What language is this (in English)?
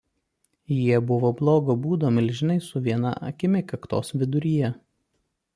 Lithuanian